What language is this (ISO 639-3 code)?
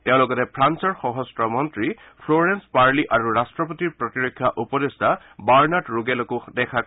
asm